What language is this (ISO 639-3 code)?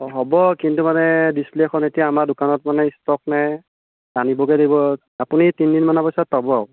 asm